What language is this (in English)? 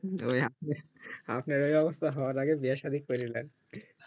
Bangla